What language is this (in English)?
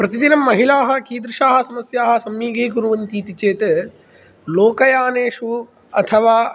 Sanskrit